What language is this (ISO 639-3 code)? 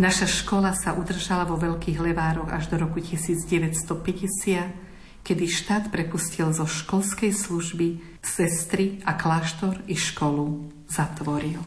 slk